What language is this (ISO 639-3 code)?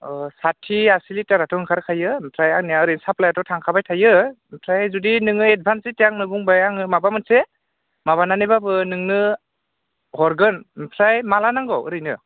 brx